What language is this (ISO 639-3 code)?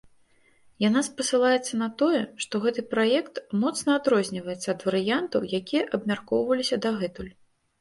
bel